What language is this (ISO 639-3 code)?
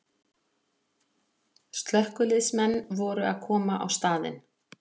isl